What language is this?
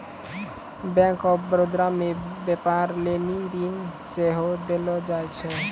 Maithili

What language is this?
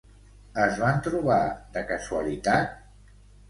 Catalan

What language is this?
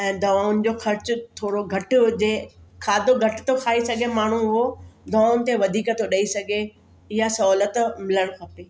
Sindhi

